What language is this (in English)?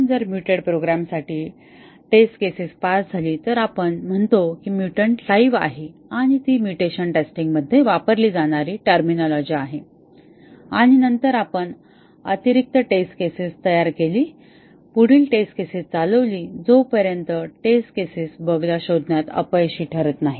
Marathi